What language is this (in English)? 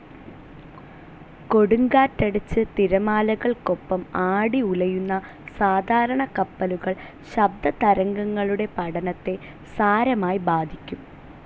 Malayalam